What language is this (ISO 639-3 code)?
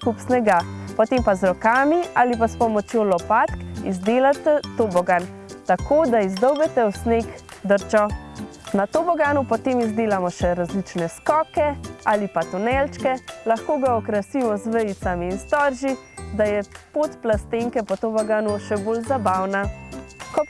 slv